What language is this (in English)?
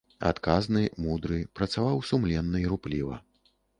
Belarusian